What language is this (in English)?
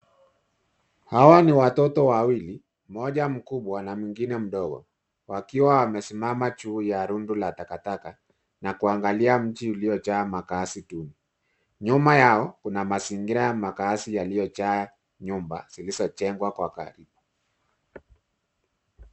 Swahili